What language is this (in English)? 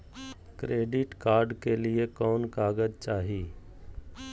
Magahi